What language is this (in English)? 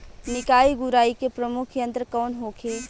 Bhojpuri